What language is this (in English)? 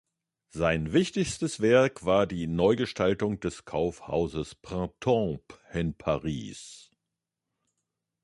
German